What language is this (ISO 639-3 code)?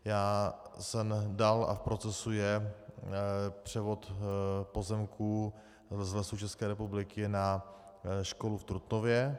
ces